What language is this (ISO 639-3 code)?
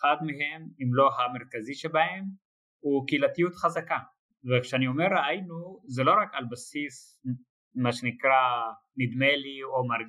heb